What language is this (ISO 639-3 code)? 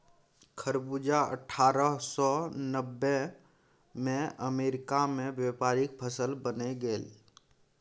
mai